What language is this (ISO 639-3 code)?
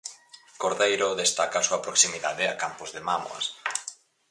glg